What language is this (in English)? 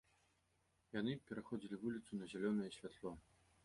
Belarusian